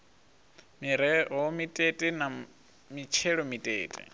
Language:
Venda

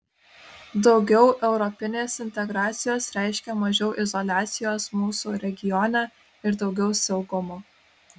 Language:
Lithuanian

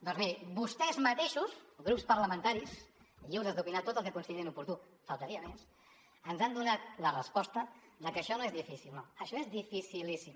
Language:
Catalan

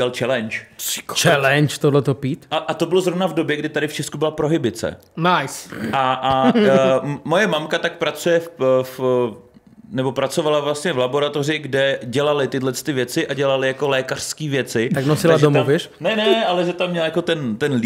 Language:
Czech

